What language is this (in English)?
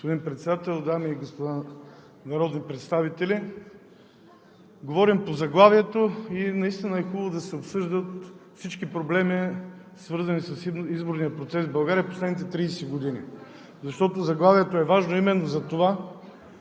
Bulgarian